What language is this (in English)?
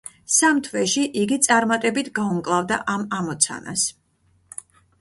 Georgian